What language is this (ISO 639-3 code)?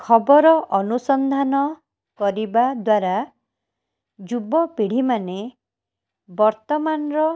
ori